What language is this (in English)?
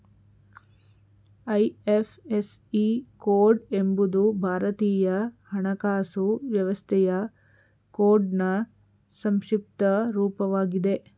Kannada